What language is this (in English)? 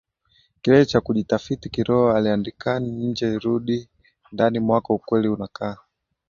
Swahili